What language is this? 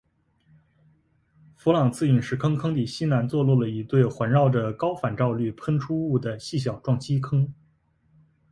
Chinese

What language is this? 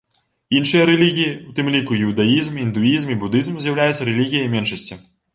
Belarusian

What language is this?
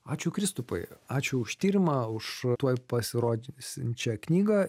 Lithuanian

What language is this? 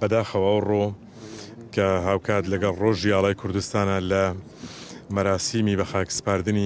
Arabic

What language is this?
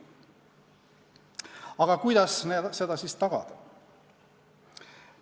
Estonian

